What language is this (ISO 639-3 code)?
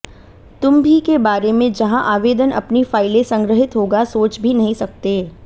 hin